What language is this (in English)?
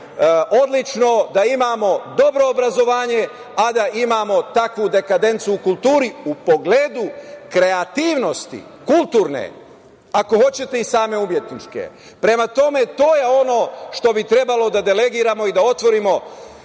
Serbian